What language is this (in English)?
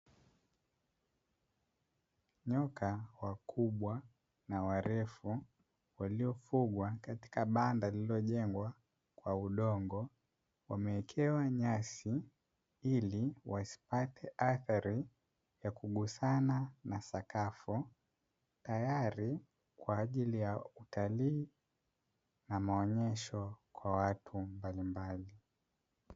Swahili